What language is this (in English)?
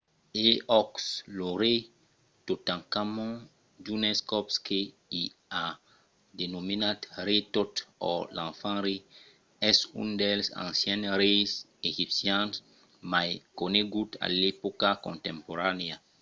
Occitan